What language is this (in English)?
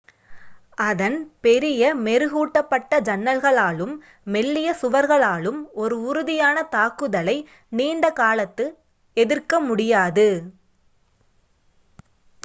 Tamil